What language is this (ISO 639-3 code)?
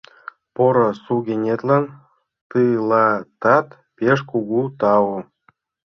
chm